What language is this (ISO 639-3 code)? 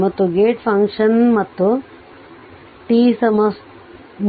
kan